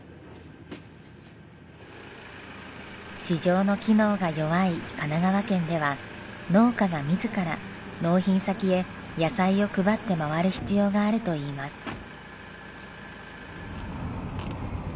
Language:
Japanese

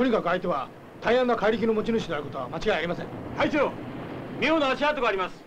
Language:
Japanese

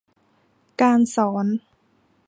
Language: Thai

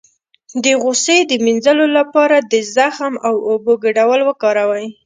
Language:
Pashto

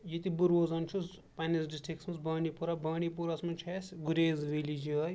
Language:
Kashmiri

